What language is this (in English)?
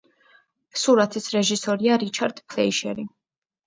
Georgian